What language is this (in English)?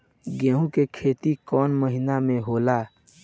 Bhojpuri